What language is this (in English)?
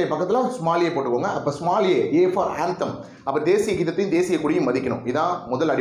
Arabic